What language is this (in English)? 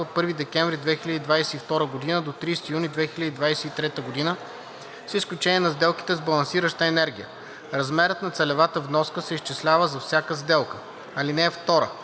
Bulgarian